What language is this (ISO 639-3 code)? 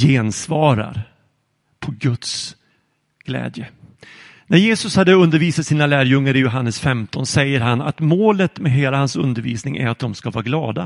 swe